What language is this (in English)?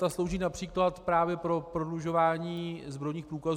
Czech